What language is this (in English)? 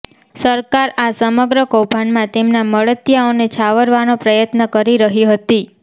Gujarati